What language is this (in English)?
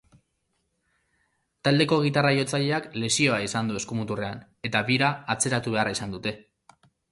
Basque